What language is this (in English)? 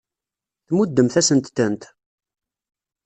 Kabyle